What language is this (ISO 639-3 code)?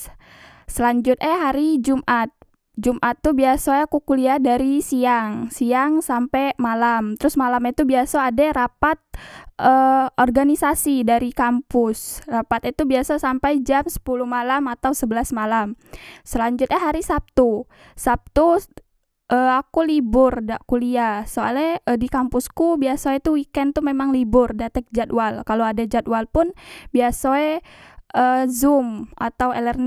mui